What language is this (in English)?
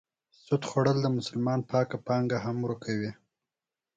Pashto